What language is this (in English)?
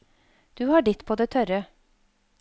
Norwegian